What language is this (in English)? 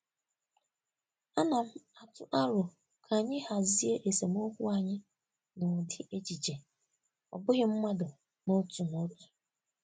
Igbo